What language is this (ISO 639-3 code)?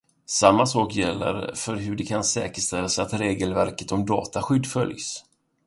swe